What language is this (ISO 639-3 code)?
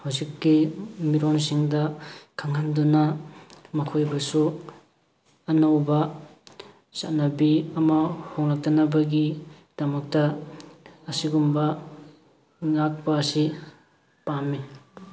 mni